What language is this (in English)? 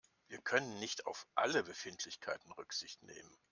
German